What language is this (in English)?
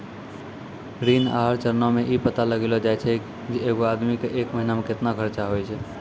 Maithili